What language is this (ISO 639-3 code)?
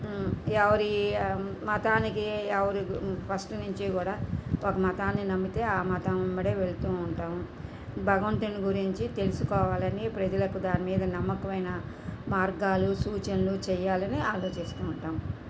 tel